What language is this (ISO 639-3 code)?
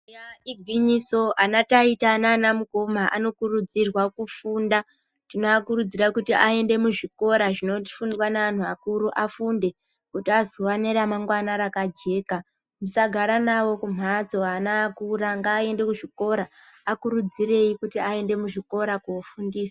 ndc